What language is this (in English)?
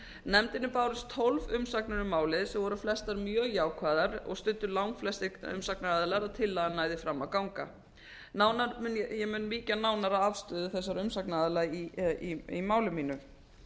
Icelandic